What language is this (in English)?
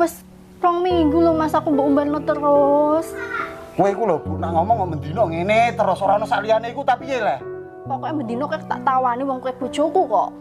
Indonesian